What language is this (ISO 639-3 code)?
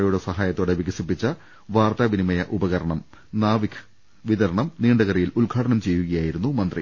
mal